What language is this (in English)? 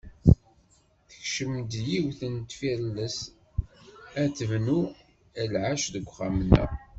Kabyle